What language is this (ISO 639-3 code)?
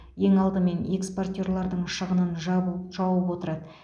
kaz